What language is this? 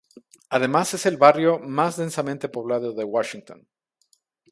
Spanish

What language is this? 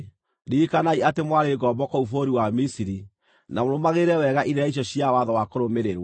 Kikuyu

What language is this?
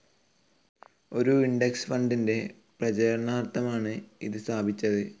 Malayalam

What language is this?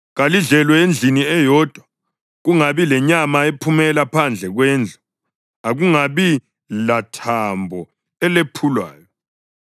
North Ndebele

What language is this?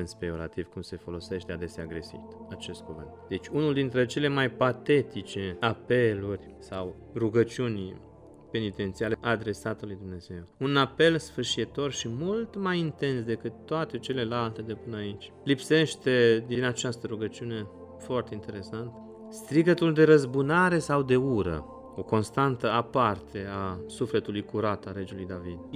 Romanian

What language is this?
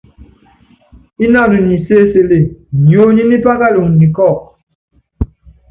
Yangben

